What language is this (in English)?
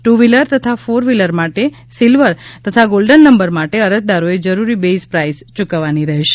Gujarati